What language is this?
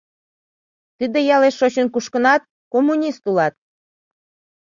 Mari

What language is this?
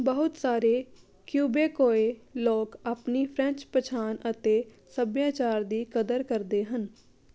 Punjabi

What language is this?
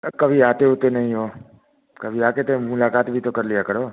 Hindi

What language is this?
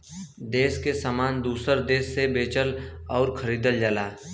Bhojpuri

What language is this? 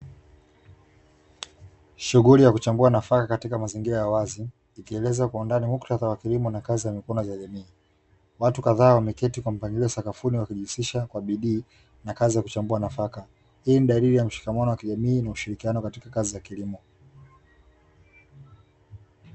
Swahili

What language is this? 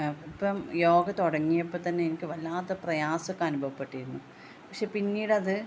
Malayalam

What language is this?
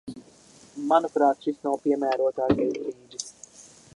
Latvian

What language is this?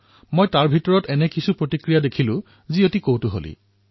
Assamese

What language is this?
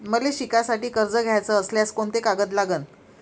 Marathi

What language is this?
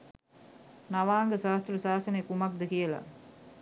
Sinhala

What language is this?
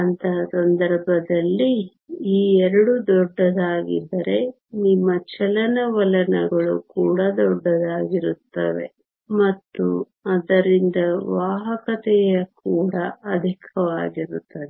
Kannada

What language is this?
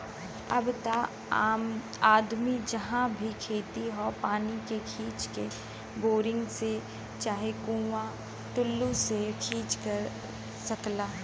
Bhojpuri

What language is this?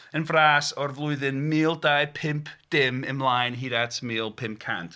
Welsh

